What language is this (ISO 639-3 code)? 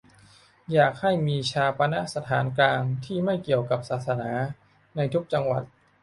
tha